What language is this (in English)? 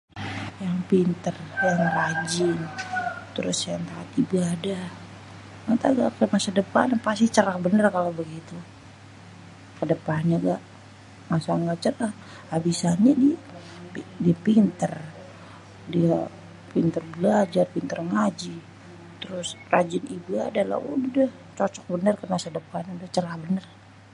Betawi